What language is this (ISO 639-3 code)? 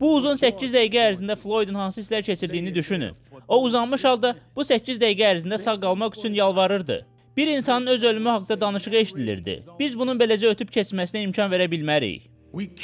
tur